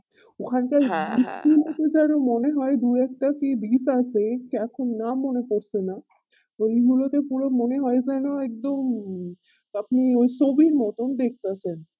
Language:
Bangla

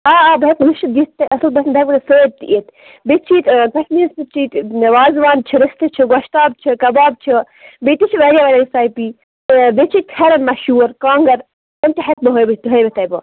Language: Kashmiri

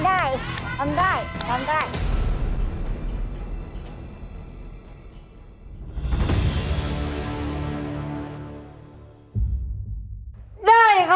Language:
Thai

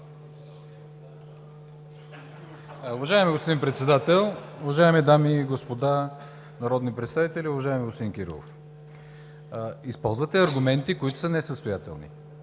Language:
Bulgarian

